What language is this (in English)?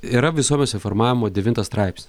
Lithuanian